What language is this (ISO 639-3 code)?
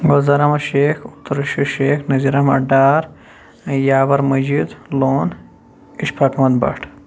kas